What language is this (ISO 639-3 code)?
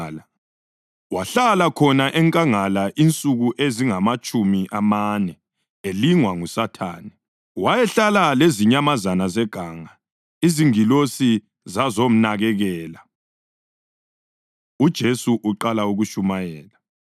nde